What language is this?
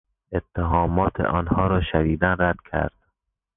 Persian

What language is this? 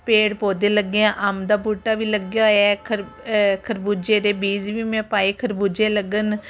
Punjabi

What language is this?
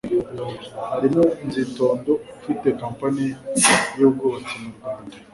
Kinyarwanda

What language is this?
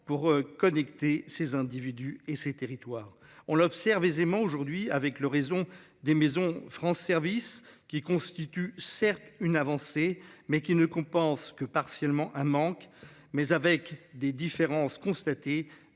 French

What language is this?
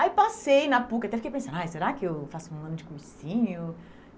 Portuguese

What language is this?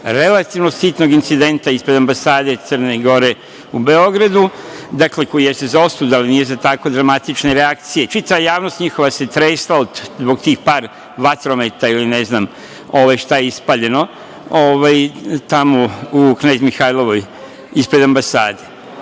Serbian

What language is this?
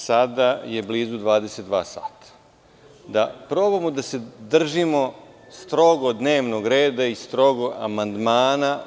Serbian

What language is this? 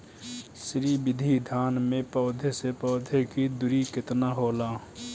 Bhojpuri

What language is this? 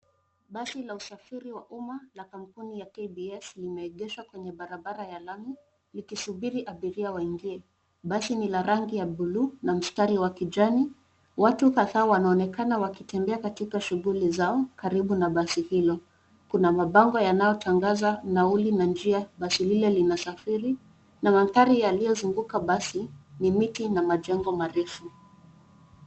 Swahili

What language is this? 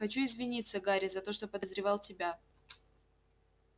Russian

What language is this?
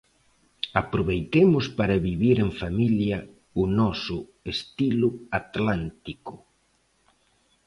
Galician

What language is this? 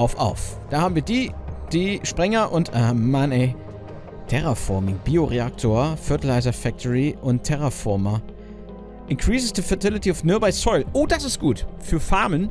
German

